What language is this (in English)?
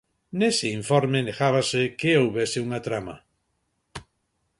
Galician